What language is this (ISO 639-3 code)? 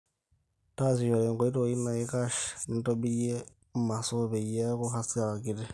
mas